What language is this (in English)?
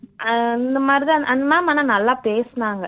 Tamil